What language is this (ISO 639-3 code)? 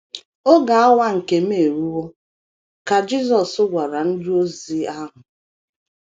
ibo